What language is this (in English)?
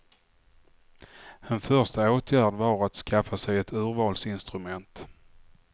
Swedish